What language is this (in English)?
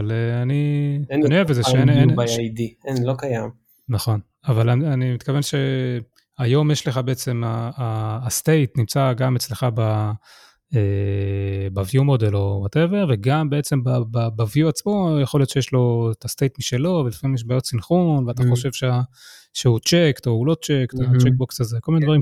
Hebrew